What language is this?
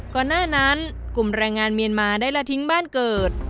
Thai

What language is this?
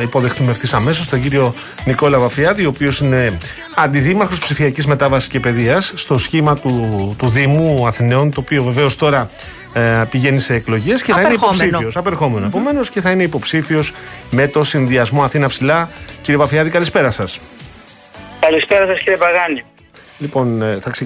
Greek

